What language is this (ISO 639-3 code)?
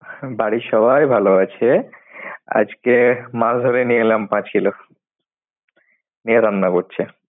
ben